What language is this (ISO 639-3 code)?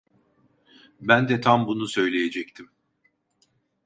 tur